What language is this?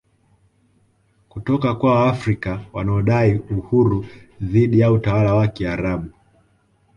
Swahili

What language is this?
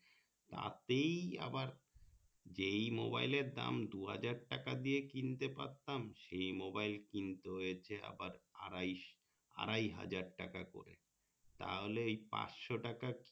Bangla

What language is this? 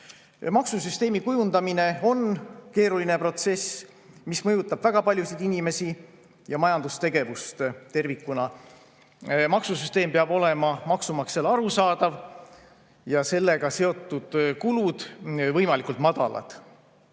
Estonian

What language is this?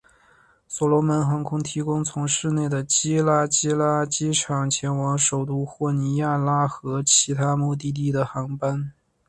Chinese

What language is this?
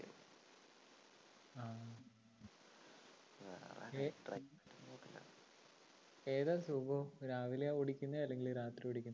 Malayalam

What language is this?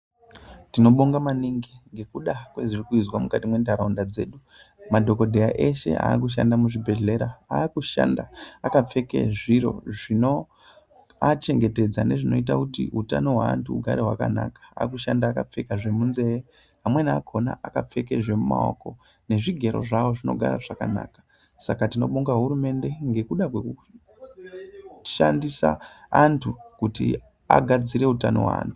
Ndau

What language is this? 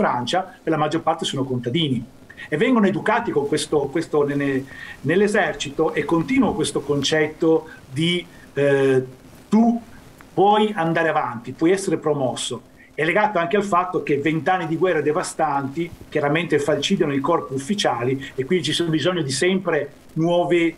Italian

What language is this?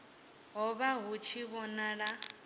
Venda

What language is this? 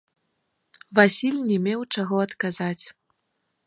Belarusian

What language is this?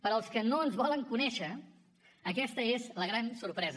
Catalan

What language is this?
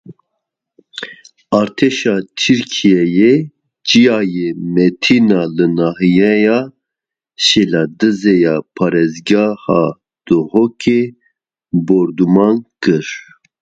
Kurdish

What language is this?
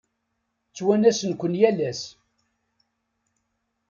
Kabyle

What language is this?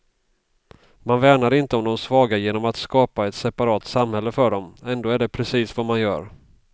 Swedish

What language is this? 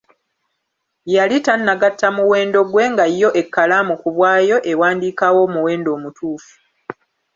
Ganda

